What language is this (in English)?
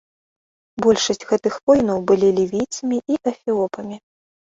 Belarusian